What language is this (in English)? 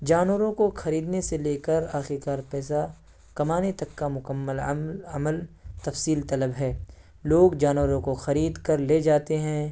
Urdu